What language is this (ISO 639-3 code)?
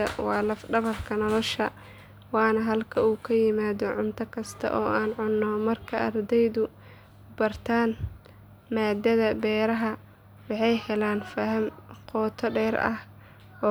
som